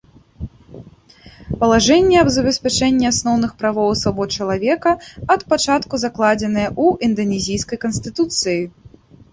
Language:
Belarusian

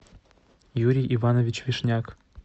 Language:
Russian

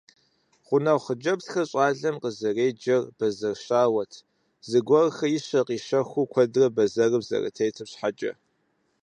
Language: Kabardian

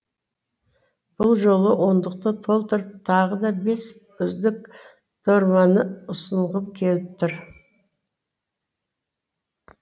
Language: Kazakh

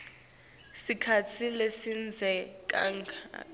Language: Swati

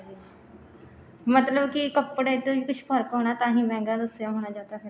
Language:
Punjabi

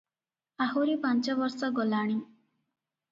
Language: Odia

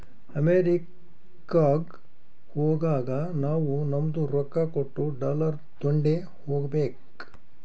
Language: Kannada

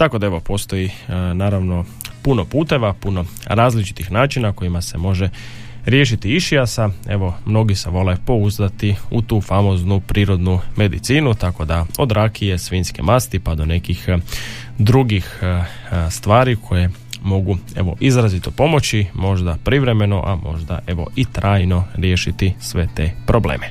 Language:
Croatian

